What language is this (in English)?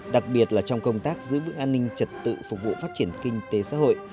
Vietnamese